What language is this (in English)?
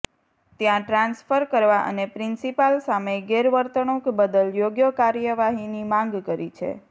Gujarati